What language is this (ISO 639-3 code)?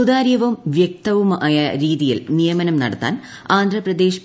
mal